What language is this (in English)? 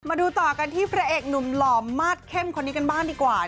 Thai